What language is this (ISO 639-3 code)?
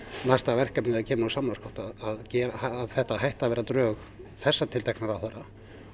isl